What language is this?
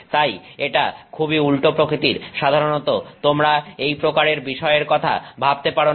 Bangla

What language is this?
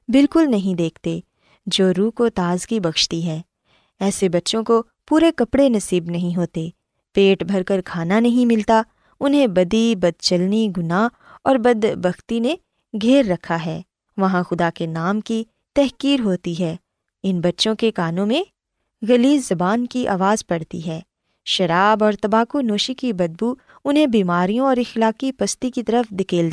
Urdu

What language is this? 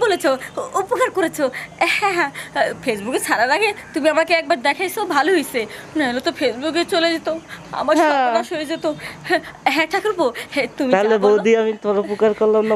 Turkish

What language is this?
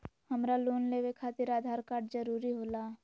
Magahi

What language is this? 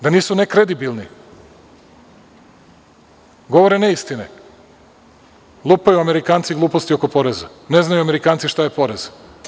Serbian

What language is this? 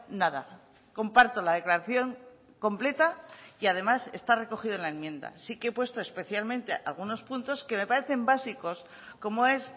Spanish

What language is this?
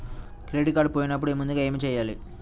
Telugu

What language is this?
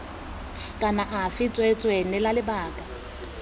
Tswana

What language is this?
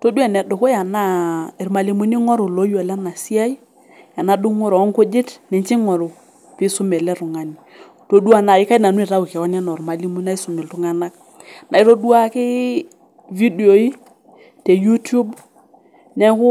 Masai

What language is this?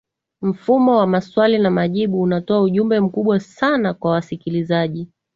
Swahili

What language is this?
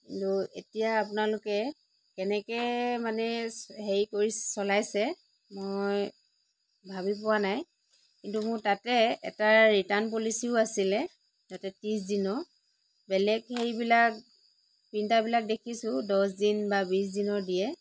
Assamese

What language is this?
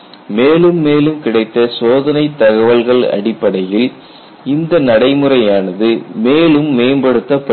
Tamil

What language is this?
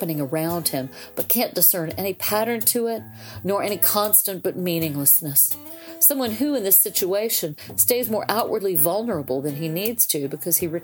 English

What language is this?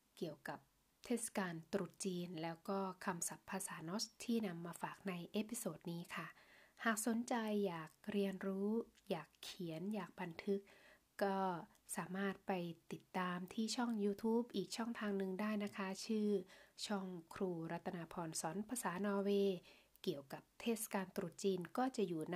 Thai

